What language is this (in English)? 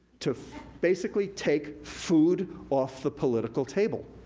English